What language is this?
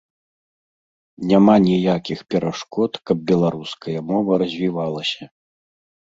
Belarusian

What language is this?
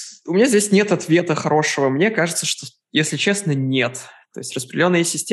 Russian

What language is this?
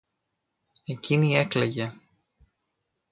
Greek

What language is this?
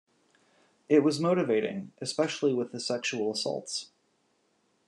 English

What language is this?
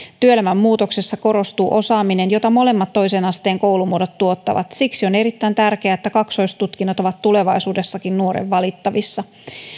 Finnish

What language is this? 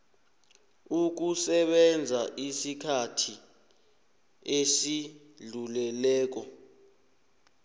South Ndebele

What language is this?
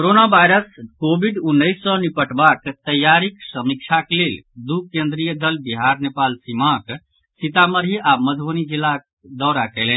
Maithili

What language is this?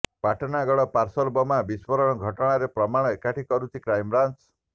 Odia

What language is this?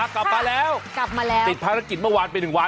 Thai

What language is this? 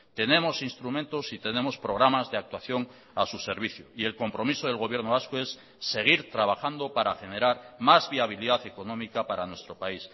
Spanish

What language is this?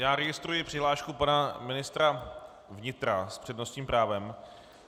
Czech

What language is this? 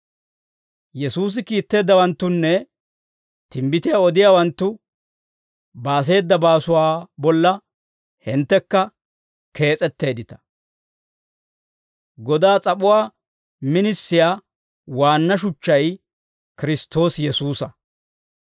Dawro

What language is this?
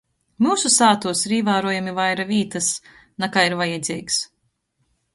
Latgalian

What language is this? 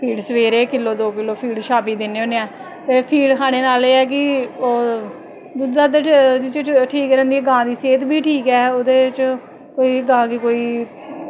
Dogri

